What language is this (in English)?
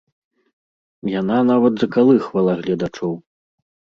Belarusian